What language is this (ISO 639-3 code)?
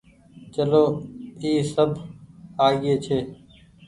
gig